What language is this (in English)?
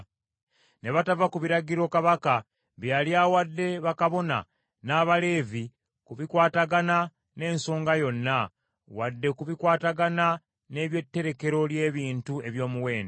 Ganda